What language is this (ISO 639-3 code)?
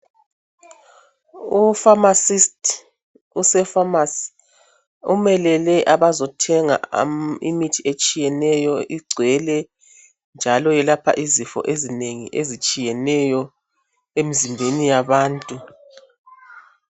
nde